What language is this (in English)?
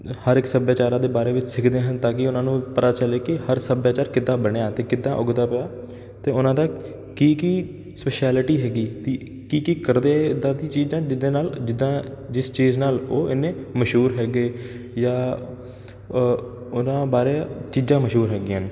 Punjabi